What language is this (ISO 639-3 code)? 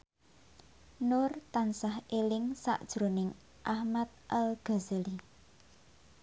jav